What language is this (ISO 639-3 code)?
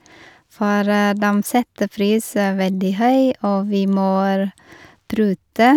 nor